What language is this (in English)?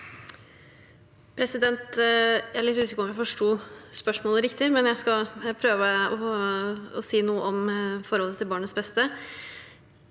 Norwegian